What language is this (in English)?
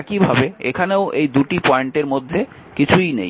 Bangla